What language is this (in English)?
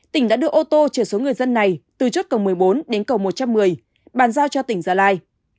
Vietnamese